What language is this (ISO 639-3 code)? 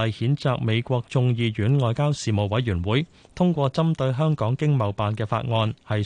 zho